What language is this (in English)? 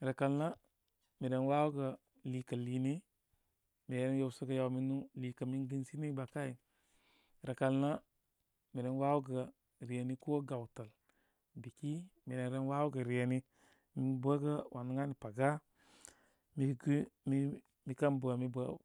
Koma